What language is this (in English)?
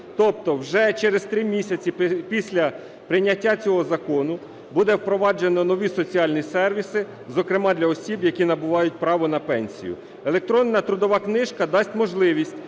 Ukrainian